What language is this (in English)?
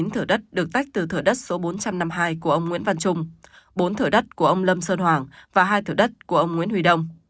Vietnamese